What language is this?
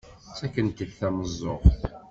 Kabyle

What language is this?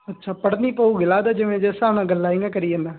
Punjabi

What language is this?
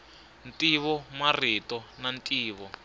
Tsonga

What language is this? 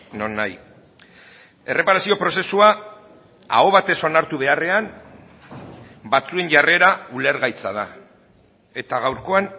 Basque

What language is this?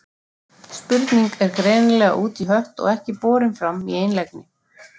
Icelandic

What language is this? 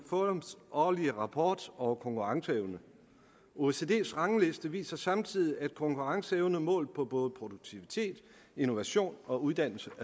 Danish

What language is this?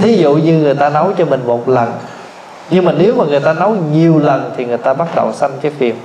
Vietnamese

